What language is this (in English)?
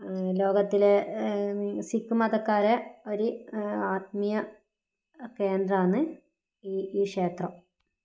Malayalam